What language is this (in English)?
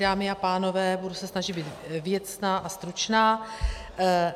Czech